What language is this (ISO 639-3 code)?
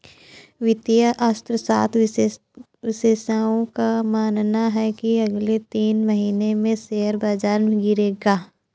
hin